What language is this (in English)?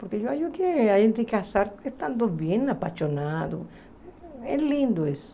Portuguese